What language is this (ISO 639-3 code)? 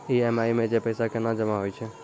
mai